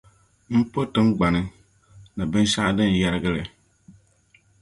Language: Dagbani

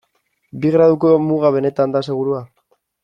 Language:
Basque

